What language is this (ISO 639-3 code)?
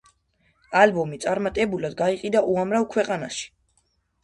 kat